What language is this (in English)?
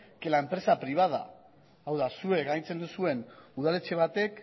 Basque